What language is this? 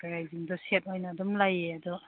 Manipuri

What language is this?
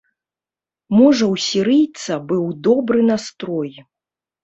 Belarusian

